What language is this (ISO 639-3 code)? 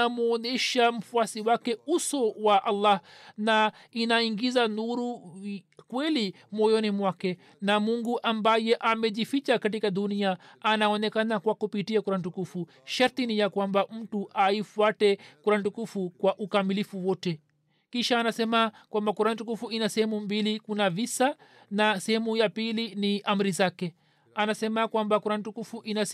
swa